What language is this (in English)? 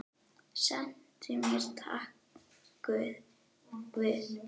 Icelandic